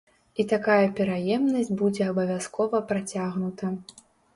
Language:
Belarusian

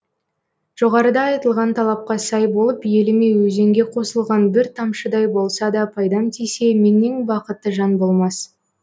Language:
Kazakh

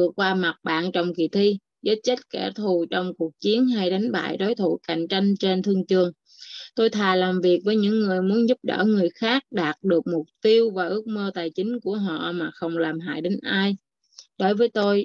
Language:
Vietnamese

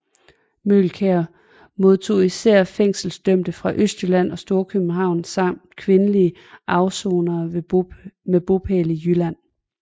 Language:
Danish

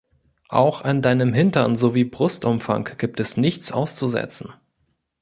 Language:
German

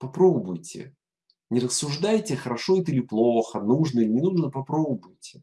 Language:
Russian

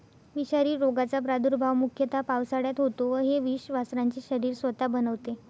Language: Marathi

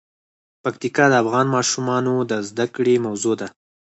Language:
Pashto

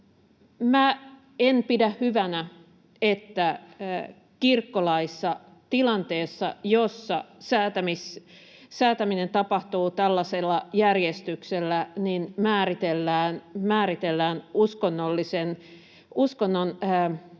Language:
Finnish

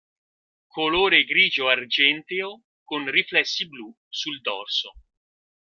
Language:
Italian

